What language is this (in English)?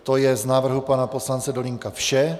Czech